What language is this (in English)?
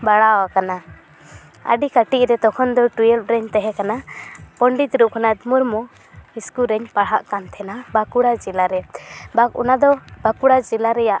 Santali